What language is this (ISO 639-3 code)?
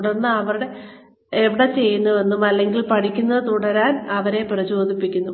mal